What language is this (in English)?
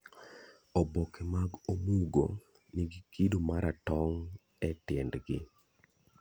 Luo (Kenya and Tanzania)